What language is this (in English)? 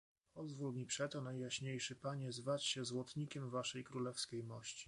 Polish